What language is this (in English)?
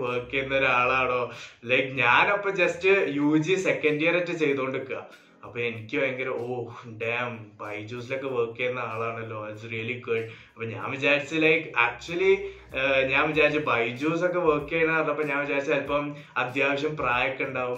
Malayalam